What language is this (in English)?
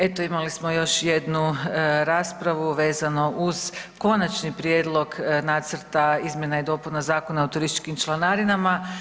Croatian